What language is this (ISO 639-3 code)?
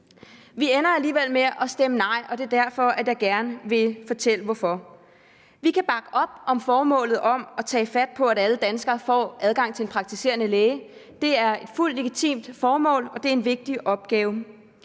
dan